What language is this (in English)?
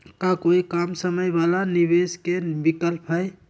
Magahi